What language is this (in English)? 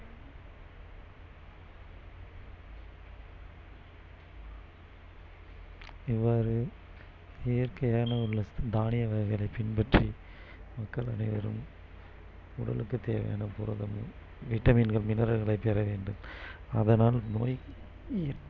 Tamil